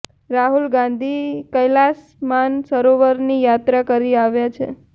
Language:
Gujarati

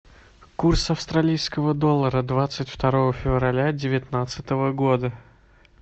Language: Russian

